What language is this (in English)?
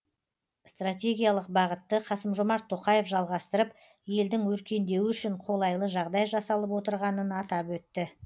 Kazakh